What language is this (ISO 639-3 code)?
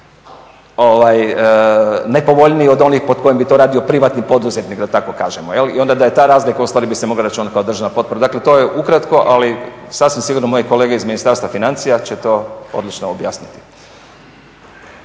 hrv